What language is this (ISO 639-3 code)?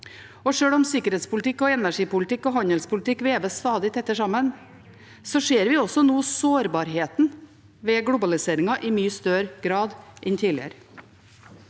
nor